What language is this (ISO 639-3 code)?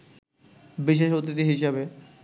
ben